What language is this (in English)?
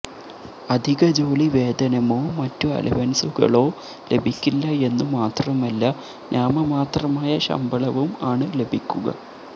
Malayalam